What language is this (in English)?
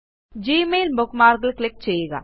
Malayalam